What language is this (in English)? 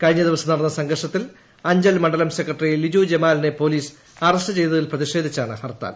Malayalam